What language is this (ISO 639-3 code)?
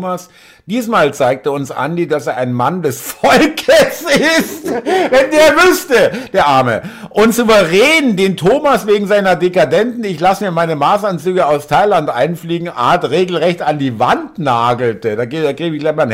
deu